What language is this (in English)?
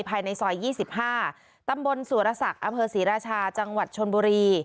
Thai